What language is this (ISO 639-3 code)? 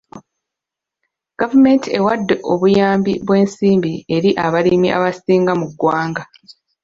lug